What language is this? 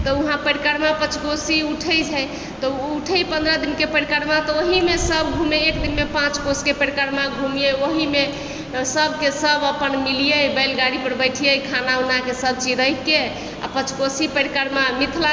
Maithili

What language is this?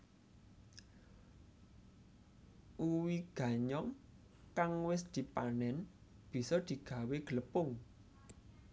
Javanese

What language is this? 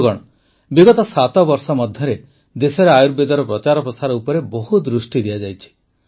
Odia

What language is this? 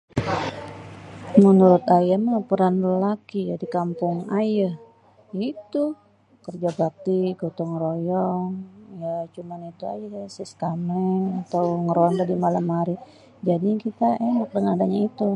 Betawi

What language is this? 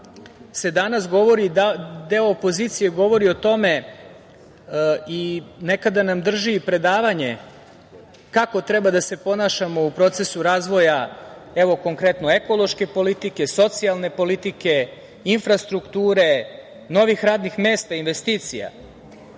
Serbian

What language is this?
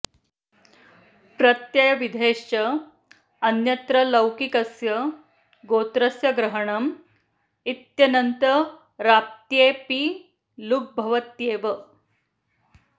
Sanskrit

